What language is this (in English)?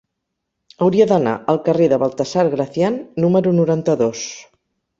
Catalan